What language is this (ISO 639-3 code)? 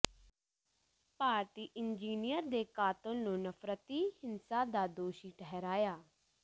pan